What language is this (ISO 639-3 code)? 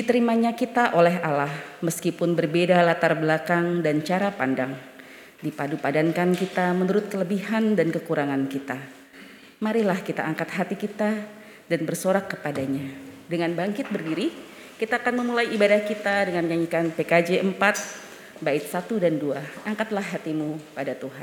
ind